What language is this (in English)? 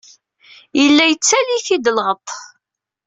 Kabyle